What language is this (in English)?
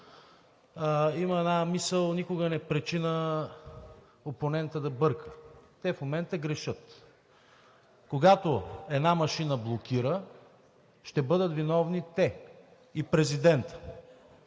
Bulgarian